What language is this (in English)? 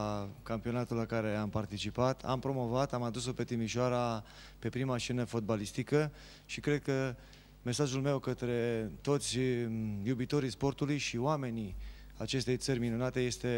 Romanian